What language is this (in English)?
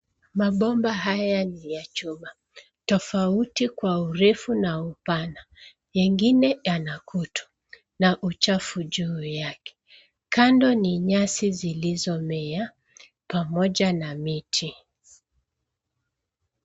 Swahili